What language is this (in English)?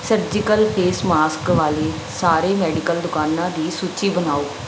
Punjabi